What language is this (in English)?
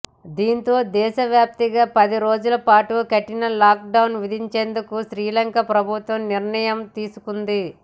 Telugu